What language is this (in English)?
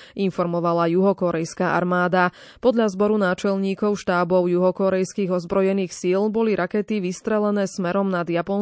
Slovak